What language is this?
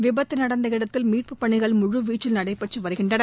Tamil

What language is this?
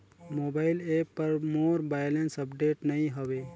Chhattisgarhi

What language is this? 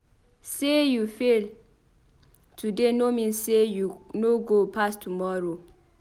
Nigerian Pidgin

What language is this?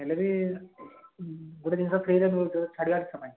Odia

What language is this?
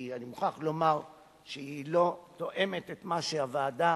Hebrew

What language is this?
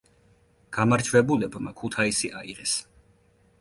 Georgian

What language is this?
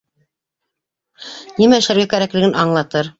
Bashkir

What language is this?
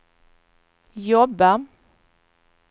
Swedish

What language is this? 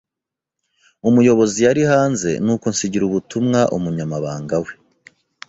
Kinyarwanda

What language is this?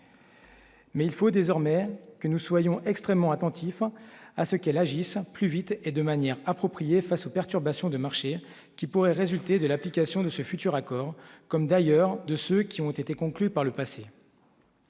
French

